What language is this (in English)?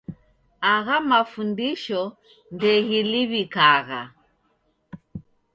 Taita